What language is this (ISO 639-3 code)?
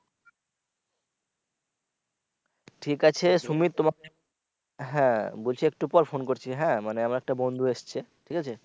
ben